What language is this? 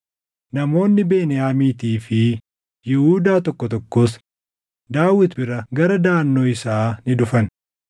Oromo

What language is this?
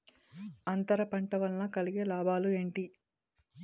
Telugu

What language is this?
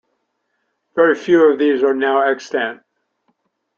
English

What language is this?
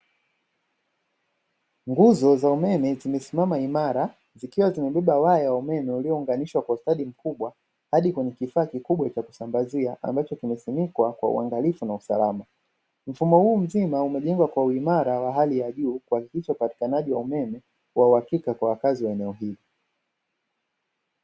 Swahili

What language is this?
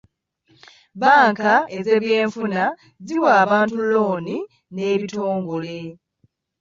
Ganda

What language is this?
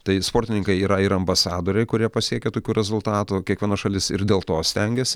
Lithuanian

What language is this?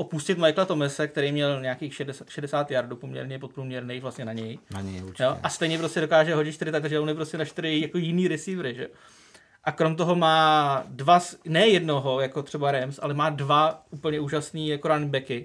Czech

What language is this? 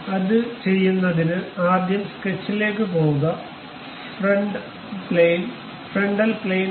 Malayalam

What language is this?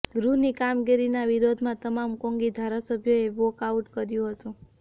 Gujarati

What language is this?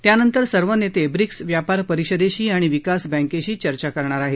Marathi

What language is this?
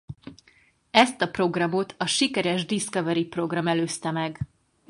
Hungarian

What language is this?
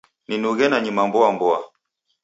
Taita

